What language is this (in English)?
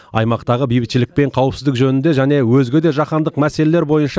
Kazakh